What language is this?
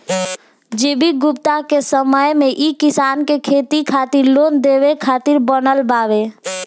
Bhojpuri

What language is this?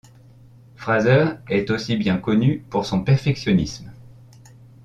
French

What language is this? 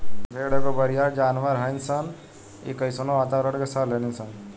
Bhojpuri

